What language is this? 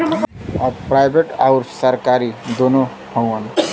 Bhojpuri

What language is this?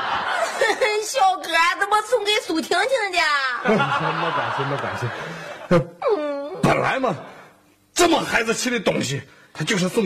Chinese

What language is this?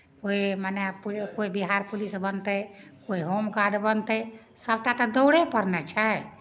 Maithili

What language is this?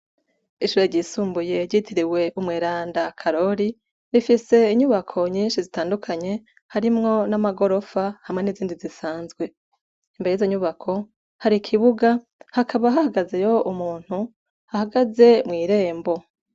Rundi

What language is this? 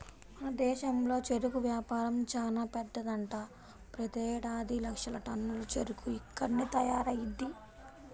Telugu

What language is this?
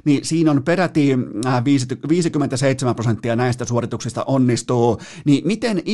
Finnish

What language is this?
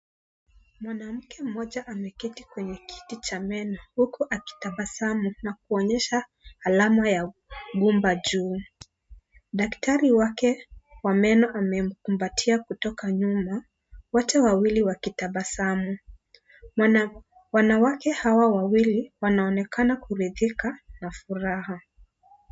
Swahili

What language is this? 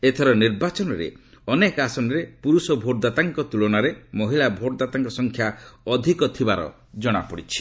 Odia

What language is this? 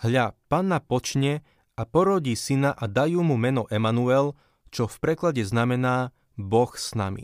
Slovak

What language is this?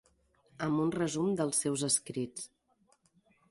Catalan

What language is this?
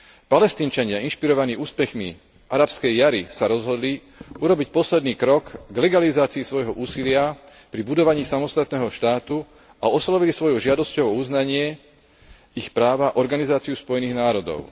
Slovak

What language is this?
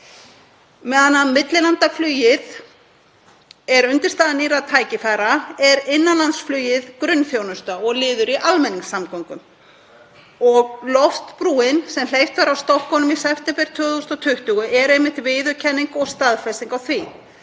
Icelandic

